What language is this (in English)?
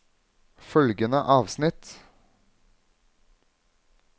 Norwegian